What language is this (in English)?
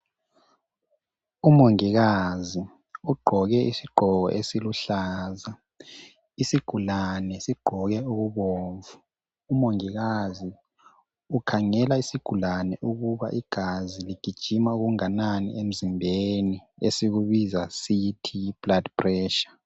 North Ndebele